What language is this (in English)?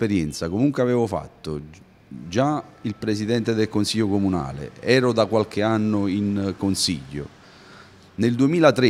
Italian